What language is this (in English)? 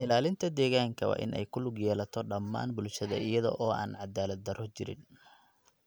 Somali